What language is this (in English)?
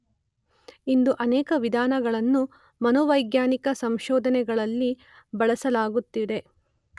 Kannada